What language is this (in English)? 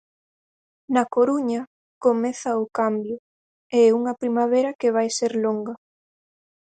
Galician